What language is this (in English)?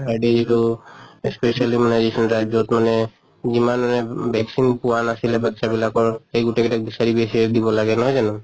Assamese